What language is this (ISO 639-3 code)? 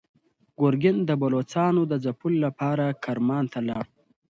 pus